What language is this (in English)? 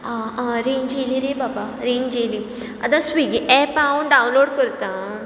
Konkani